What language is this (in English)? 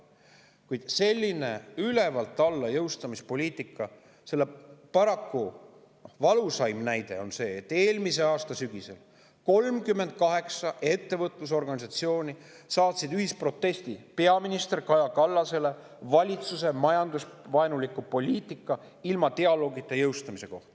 Estonian